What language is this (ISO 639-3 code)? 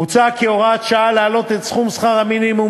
heb